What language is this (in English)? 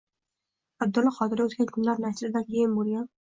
Uzbek